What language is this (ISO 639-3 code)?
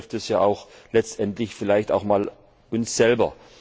deu